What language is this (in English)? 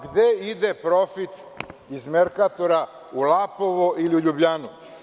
Serbian